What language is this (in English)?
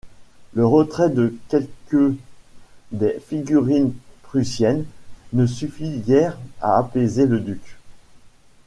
French